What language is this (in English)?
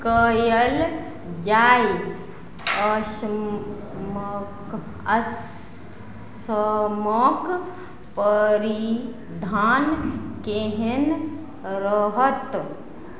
Maithili